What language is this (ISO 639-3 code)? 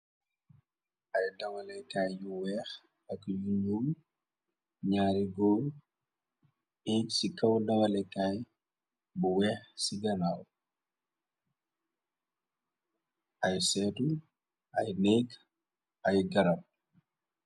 wol